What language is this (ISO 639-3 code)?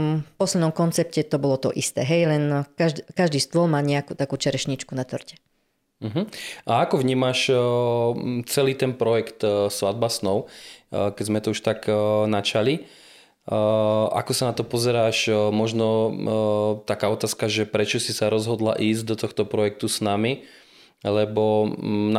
slk